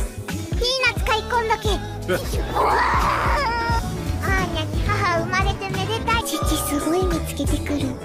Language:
Japanese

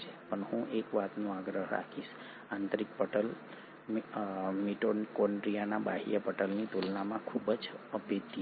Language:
Gujarati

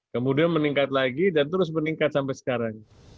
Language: Indonesian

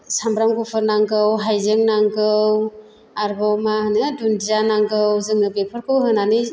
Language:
Bodo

